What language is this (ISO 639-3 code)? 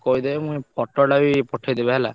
ori